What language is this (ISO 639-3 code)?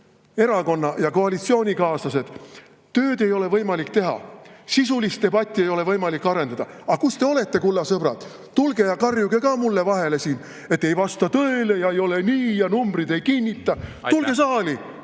est